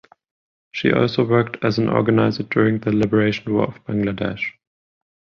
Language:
English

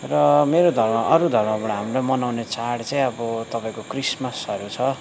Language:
Nepali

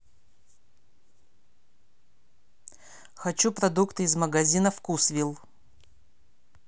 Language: Russian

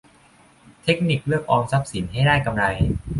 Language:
Thai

